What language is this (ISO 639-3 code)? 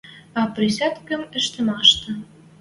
mrj